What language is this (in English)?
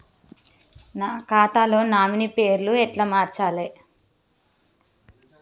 Telugu